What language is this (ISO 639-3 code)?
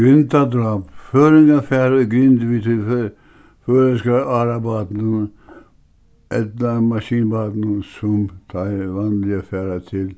fao